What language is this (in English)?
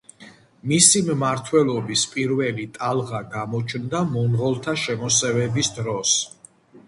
Georgian